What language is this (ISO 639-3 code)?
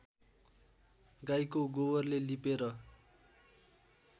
nep